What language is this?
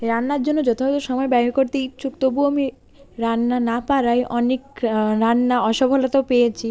Bangla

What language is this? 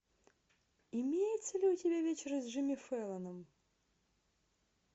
Russian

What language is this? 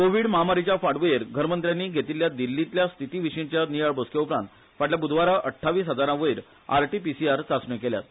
Konkani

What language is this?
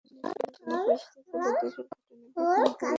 Bangla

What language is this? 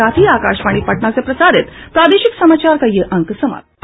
Hindi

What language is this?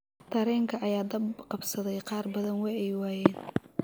Somali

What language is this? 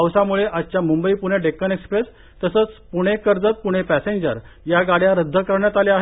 Marathi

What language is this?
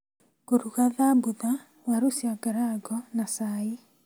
Kikuyu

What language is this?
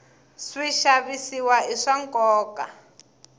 Tsonga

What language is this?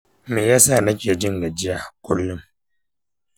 Hausa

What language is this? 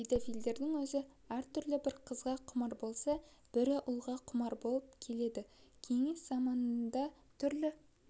Kazakh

